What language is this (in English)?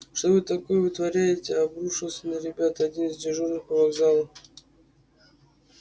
Russian